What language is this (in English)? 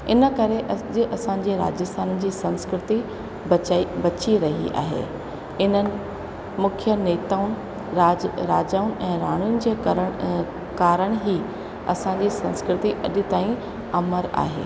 Sindhi